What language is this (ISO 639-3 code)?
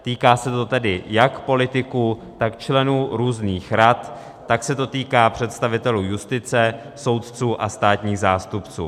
ces